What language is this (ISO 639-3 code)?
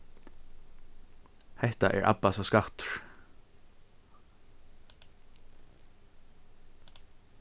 fao